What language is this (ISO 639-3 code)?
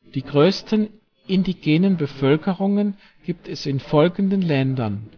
deu